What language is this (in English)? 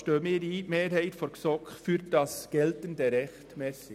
Swiss German